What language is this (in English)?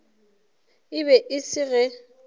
Northern Sotho